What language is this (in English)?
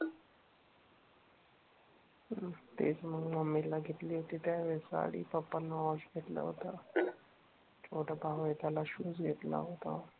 Marathi